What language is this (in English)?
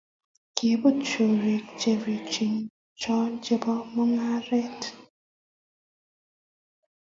Kalenjin